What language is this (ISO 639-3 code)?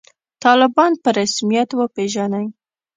pus